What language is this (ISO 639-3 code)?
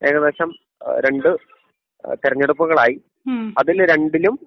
mal